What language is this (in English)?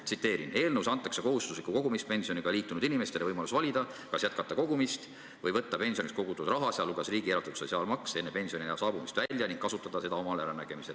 Estonian